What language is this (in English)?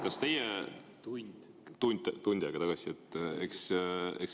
Estonian